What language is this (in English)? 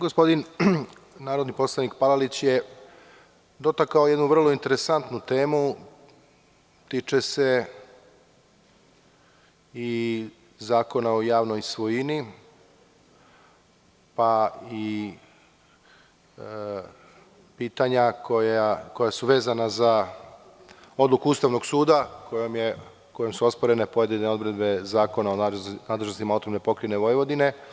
Serbian